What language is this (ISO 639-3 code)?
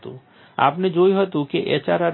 guj